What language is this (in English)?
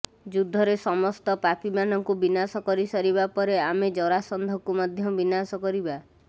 Odia